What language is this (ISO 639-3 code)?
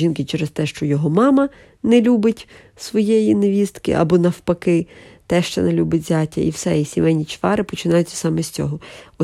ukr